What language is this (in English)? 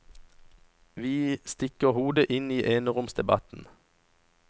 Norwegian